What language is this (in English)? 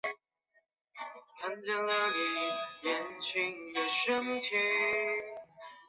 Chinese